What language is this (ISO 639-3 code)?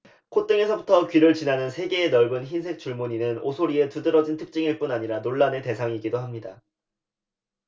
kor